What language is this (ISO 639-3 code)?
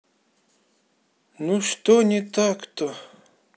rus